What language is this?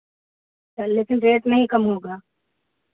Hindi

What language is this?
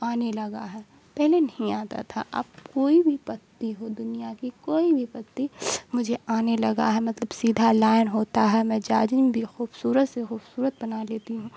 Urdu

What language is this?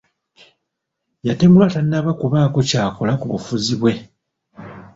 Ganda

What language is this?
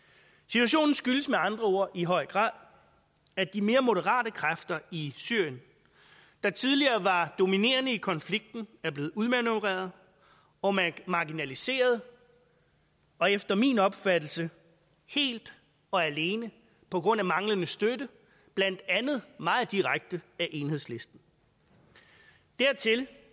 Danish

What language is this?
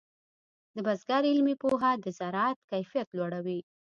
Pashto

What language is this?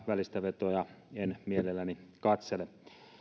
Finnish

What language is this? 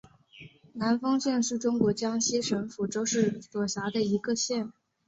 Chinese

